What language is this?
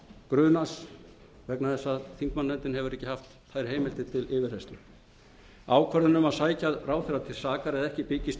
Icelandic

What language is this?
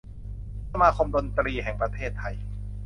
Thai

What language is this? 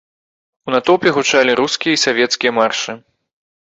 Belarusian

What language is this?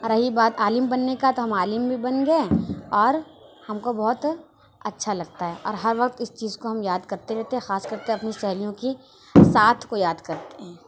Urdu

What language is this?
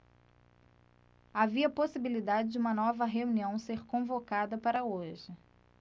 Portuguese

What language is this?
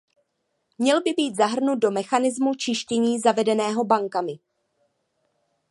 Czech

